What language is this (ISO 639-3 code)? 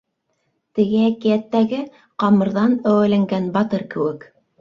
bak